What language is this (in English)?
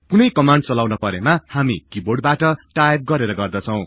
Nepali